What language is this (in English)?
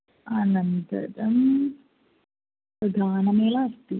Sanskrit